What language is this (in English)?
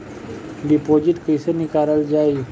Bhojpuri